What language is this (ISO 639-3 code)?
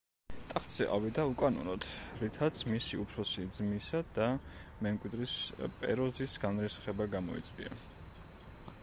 kat